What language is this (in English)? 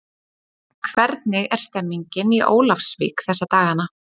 Icelandic